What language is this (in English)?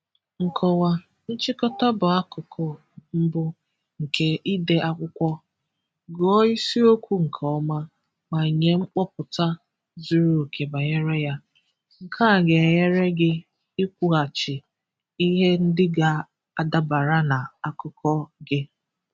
Igbo